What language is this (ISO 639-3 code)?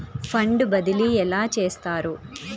tel